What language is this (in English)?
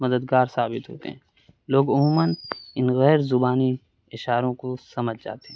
Urdu